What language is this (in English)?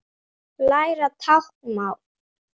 Icelandic